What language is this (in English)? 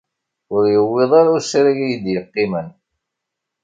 Kabyle